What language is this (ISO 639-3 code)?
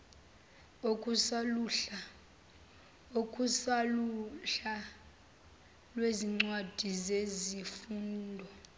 zul